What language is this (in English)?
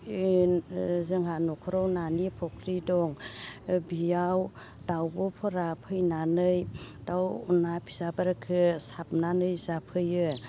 Bodo